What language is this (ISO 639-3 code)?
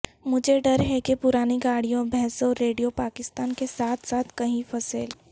urd